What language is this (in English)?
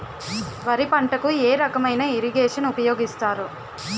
Telugu